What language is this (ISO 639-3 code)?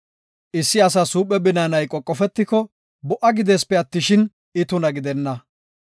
gof